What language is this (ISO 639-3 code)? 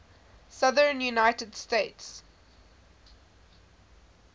eng